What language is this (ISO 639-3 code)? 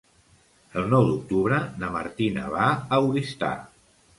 cat